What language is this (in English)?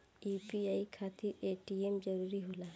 Bhojpuri